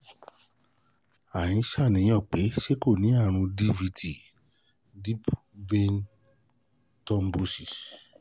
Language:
Yoruba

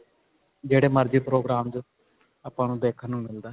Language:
Punjabi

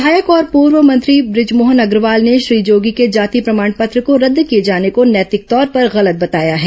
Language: Hindi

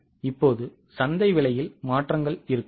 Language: Tamil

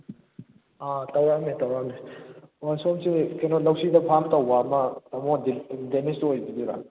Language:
Manipuri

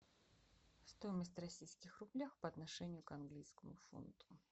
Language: Russian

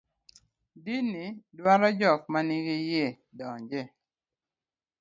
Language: Luo (Kenya and Tanzania)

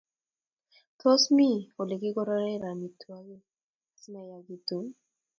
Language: Kalenjin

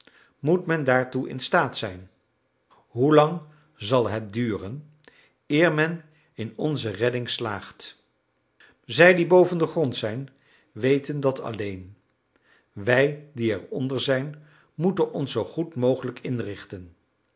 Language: Dutch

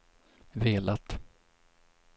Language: Swedish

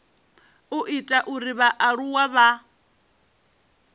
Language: Venda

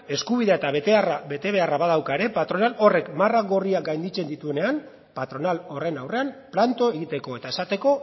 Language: Basque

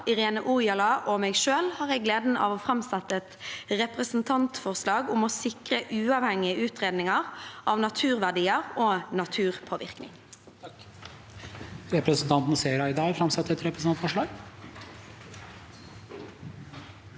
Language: Norwegian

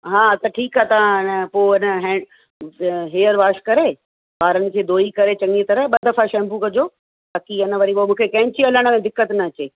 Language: Sindhi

